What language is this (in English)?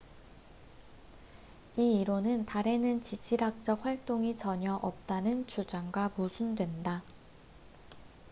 Korean